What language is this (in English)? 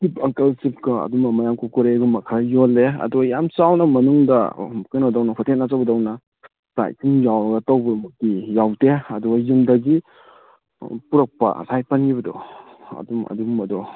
Manipuri